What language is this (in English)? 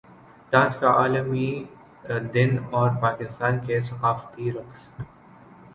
Urdu